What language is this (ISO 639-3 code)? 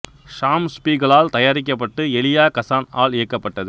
tam